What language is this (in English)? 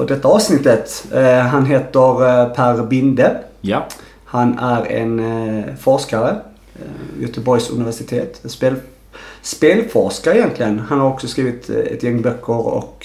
Swedish